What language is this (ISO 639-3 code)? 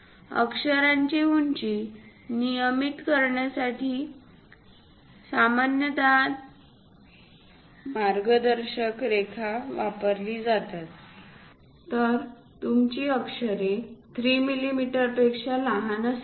mar